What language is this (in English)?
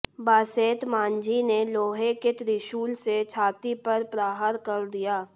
Hindi